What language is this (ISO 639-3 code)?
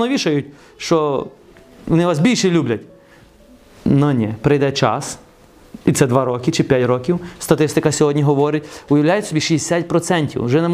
ukr